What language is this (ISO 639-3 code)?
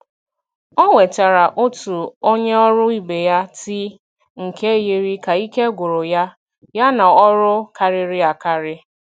ibo